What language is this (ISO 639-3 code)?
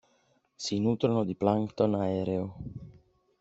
ita